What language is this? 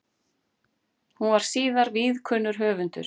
Icelandic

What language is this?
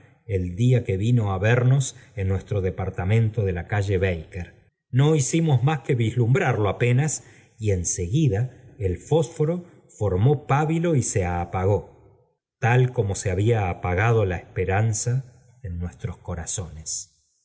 Spanish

